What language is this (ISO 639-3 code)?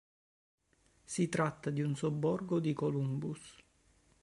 ita